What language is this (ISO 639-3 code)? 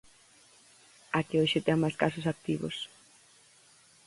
glg